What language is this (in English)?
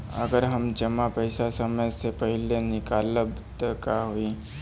Bhojpuri